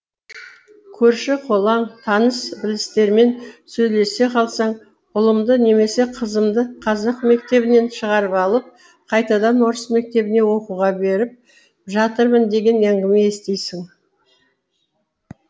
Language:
Kazakh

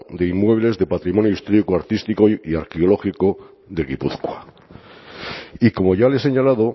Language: Spanish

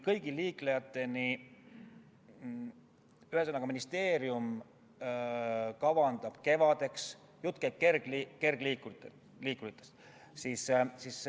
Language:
Estonian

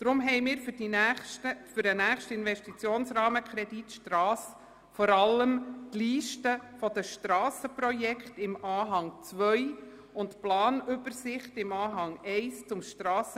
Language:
Swiss German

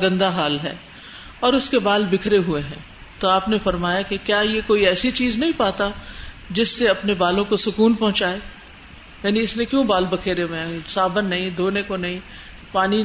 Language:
Urdu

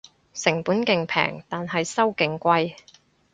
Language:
Cantonese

